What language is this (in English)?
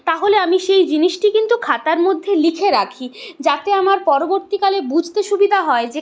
Bangla